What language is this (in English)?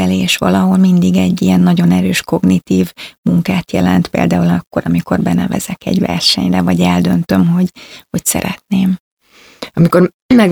Hungarian